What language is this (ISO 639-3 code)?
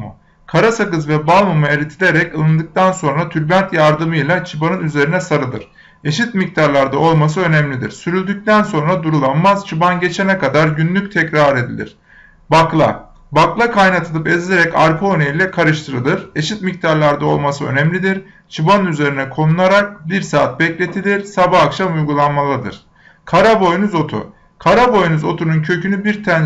tur